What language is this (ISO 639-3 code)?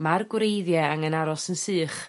cym